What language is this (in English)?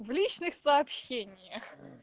Russian